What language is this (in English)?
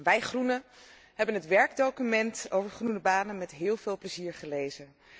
Dutch